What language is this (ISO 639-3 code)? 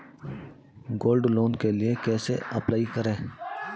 hin